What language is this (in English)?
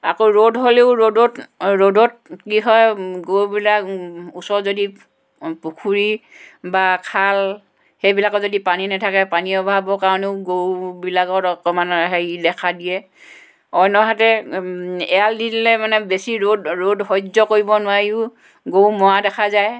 Assamese